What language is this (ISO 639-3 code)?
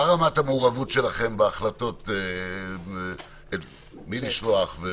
heb